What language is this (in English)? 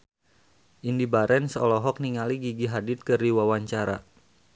Sundanese